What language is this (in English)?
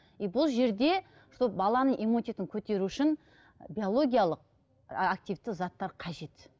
Kazakh